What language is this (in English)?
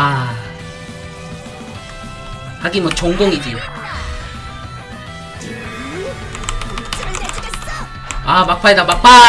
Korean